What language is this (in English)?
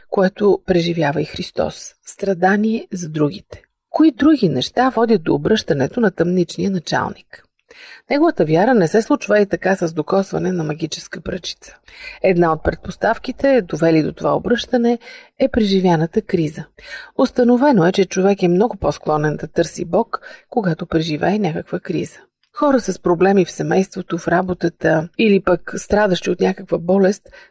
Bulgarian